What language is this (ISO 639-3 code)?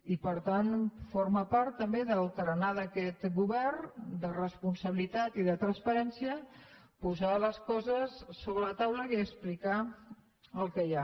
cat